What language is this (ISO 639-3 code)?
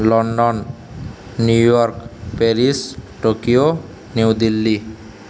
ori